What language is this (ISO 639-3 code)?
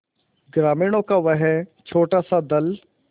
hin